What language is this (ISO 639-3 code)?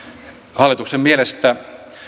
fin